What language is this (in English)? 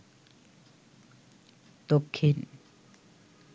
Bangla